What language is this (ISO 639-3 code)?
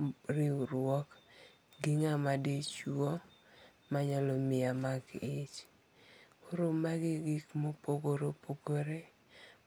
luo